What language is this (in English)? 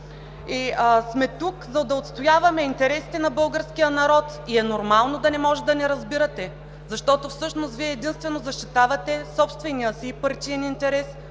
Bulgarian